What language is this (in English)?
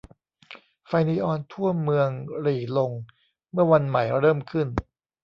Thai